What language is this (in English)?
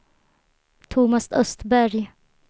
Swedish